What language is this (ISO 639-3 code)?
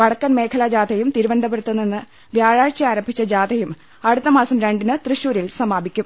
mal